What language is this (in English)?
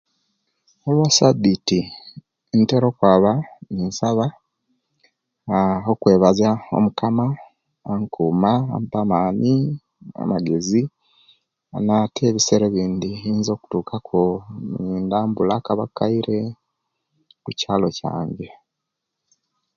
Kenyi